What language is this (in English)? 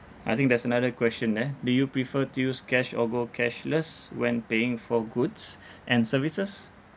English